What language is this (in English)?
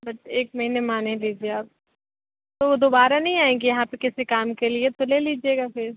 Hindi